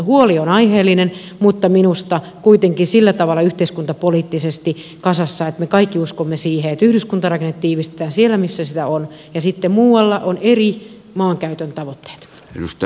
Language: Finnish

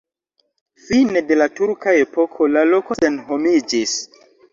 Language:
Esperanto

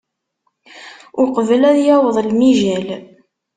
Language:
Kabyle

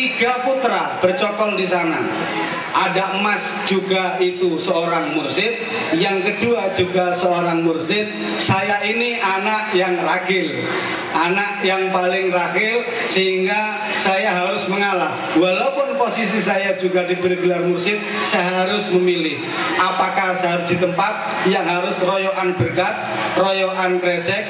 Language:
Indonesian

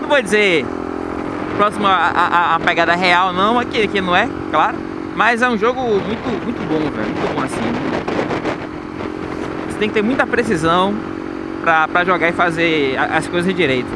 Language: Portuguese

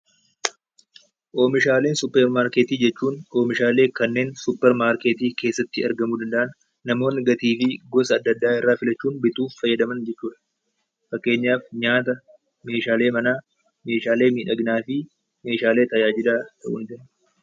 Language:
Oromo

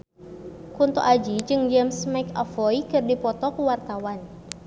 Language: Sundanese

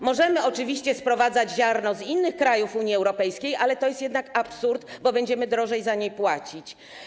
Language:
Polish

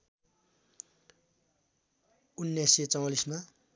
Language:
Nepali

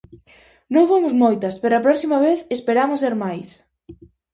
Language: Galician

